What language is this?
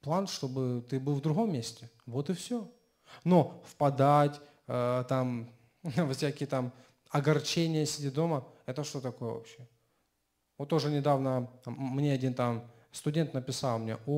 Russian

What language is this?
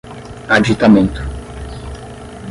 Portuguese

